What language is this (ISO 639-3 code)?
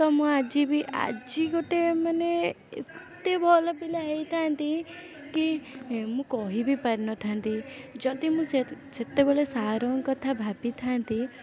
ori